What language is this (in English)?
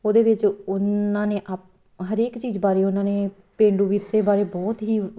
Punjabi